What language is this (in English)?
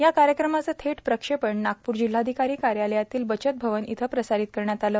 Marathi